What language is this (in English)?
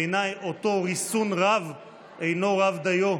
Hebrew